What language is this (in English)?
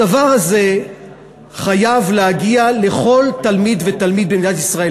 Hebrew